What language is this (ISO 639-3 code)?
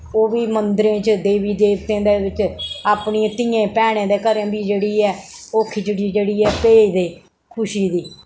doi